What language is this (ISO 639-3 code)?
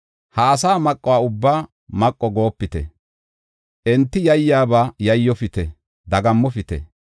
gof